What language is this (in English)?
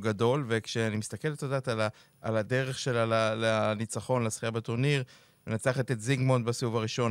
Hebrew